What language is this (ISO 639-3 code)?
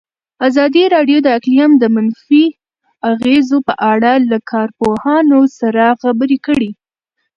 pus